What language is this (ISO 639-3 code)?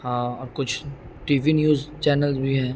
urd